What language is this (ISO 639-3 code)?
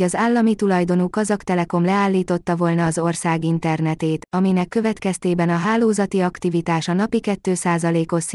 hun